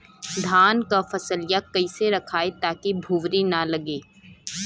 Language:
Bhojpuri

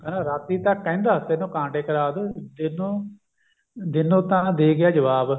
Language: Punjabi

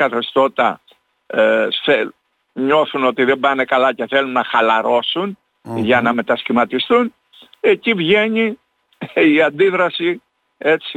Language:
Greek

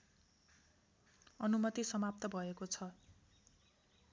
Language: Nepali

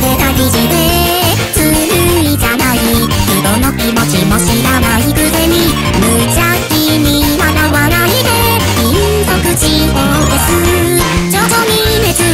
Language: Japanese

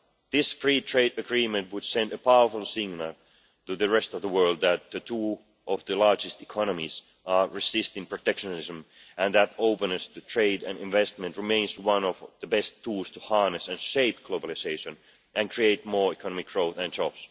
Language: English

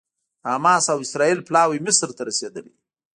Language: Pashto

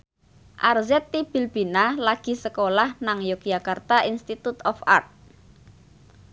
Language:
Javanese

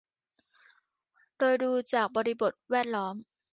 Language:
Thai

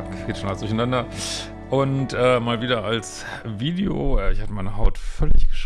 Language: German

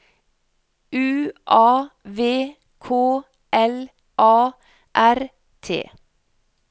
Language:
Norwegian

